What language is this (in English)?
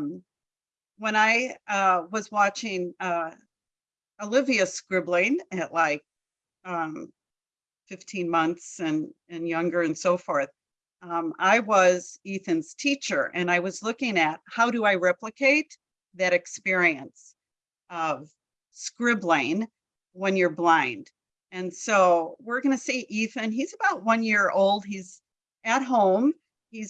English